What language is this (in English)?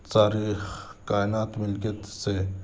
Urdu